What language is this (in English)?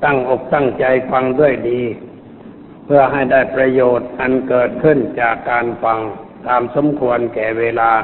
Thai